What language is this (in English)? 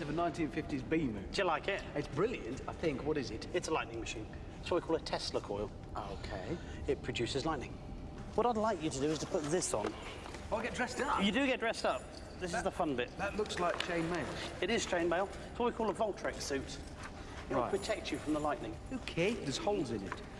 English